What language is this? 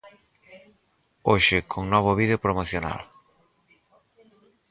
Galician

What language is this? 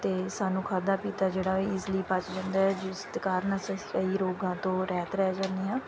Punjabi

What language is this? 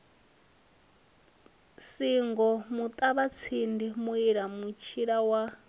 Venda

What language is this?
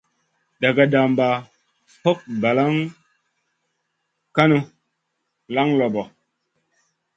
Masana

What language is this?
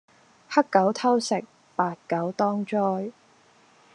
Cantonese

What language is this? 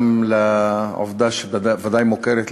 Hebrew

